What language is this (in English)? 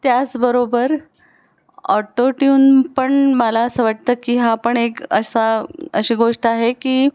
Marathi